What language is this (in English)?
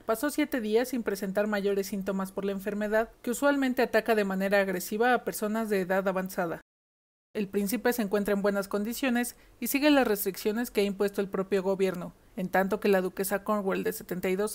Spanish